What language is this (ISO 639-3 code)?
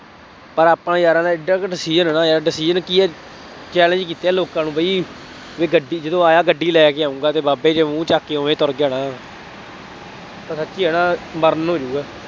pan